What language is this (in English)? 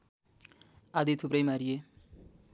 Nepali